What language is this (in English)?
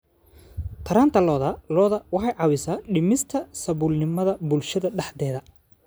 Somali